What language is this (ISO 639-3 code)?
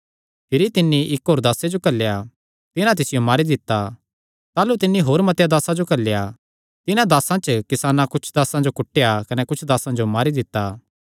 xnr